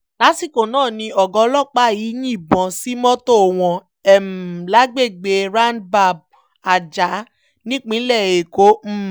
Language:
Yoruba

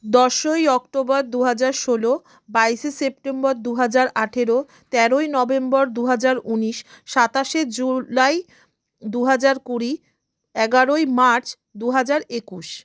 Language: Bangla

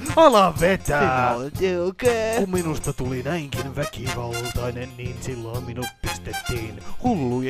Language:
Finnish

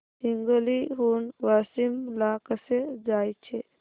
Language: Marathi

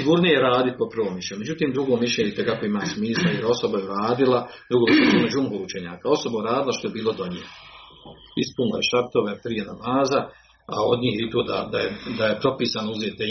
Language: Croatian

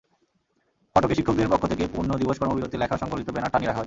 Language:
Bangla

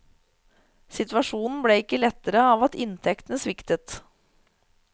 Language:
Norwegian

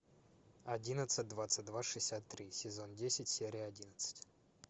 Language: Russian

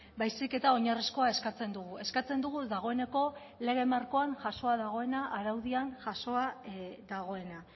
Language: Basque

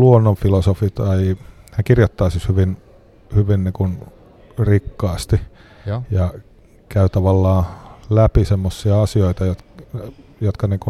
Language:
Finnish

